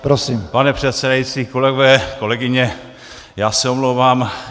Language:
Czech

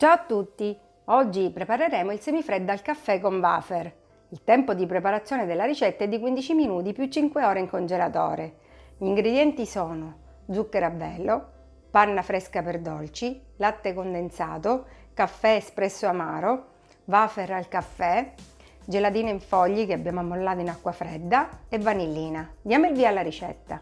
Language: Italian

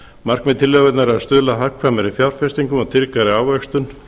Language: Icelandic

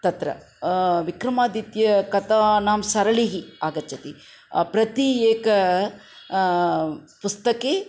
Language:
Sanskrit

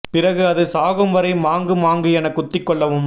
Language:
Tamil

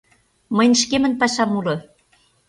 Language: Mari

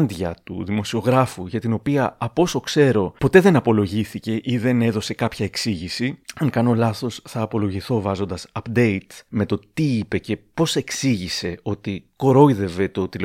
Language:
Greek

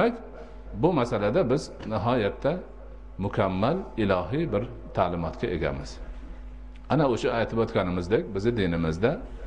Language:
Turkish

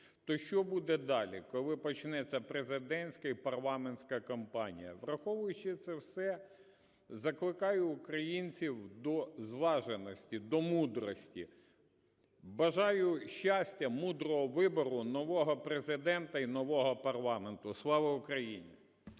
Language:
Ukrainian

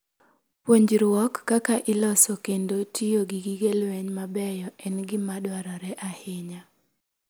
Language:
Luo (Kenya and Tanzania)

